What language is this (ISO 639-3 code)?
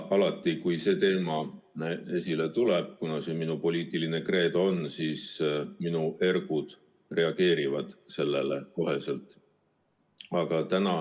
est